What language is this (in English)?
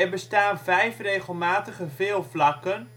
Dutch